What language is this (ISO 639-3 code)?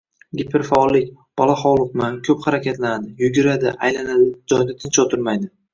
uzb